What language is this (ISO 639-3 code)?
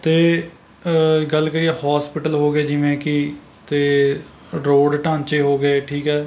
pan